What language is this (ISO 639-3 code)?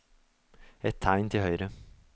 nor